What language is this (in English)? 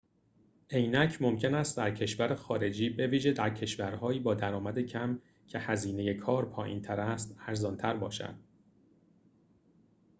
Persian